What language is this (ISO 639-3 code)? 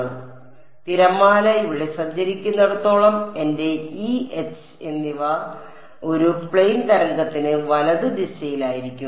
mal